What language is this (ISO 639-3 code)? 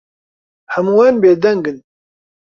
ckb